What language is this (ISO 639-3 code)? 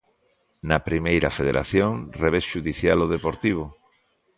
glg